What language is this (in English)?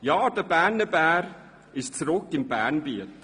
Swiss German